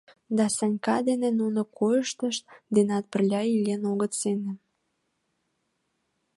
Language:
Mari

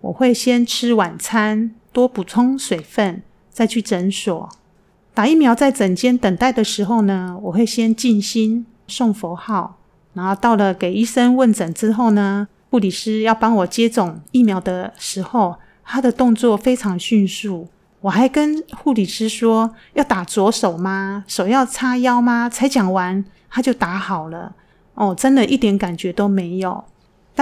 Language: Chinese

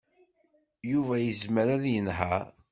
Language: Kabyle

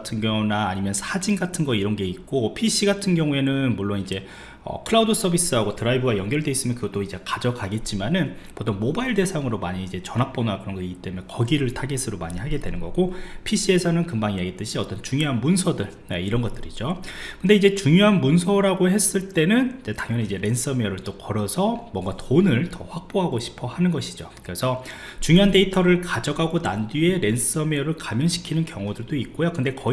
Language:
Korean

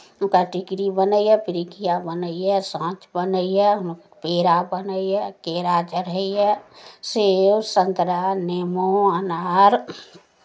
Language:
Maithili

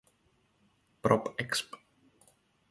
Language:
Czech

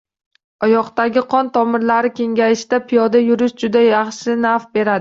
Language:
Uzbek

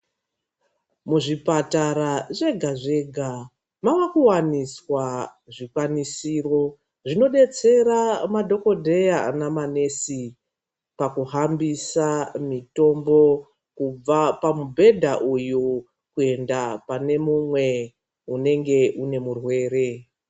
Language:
Ndau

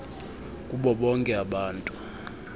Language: Xhosa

